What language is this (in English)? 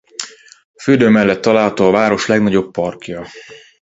Hungarian